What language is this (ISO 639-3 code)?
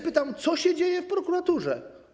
pol